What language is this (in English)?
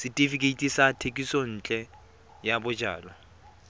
Tswana